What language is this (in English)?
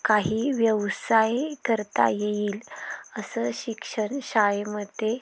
Marathi